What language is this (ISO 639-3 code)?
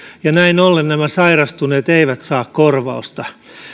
fin